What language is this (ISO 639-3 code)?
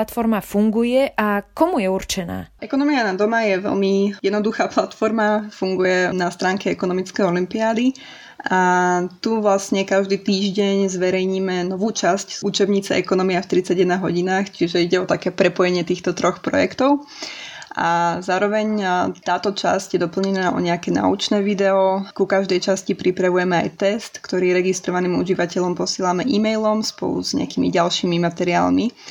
slk